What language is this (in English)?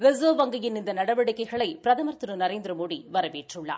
Tamil